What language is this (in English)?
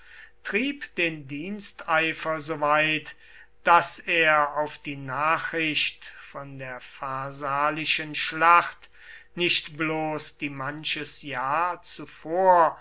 German